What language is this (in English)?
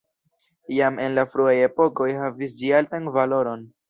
Esperanto